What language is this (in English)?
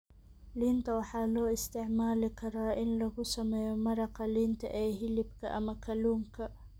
Somali